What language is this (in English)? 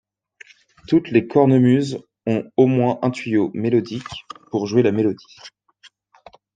French